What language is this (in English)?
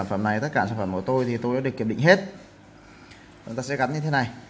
Vietnamese